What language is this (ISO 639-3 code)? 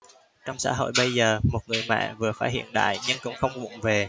vie